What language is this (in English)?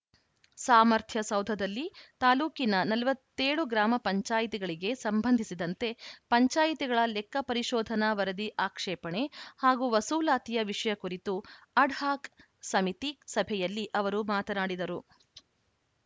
Kannada